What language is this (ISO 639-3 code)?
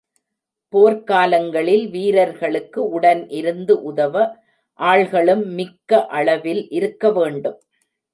tam